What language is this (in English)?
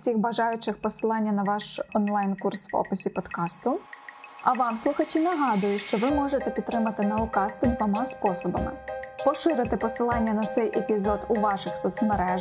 Ukrainian